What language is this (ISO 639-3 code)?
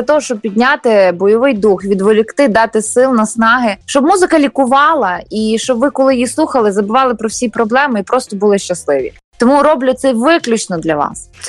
ukr